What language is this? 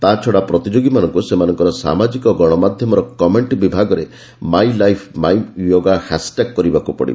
Odia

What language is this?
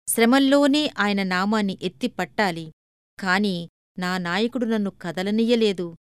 Telugu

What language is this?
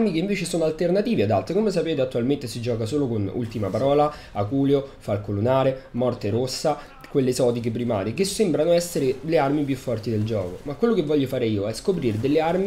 Italian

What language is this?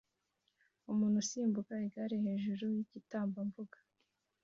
Kinyarwanda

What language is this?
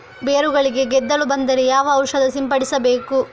Kannada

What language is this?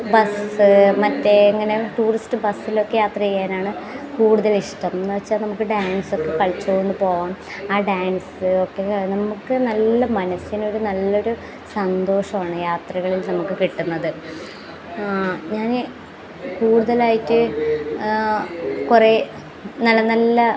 Malayalam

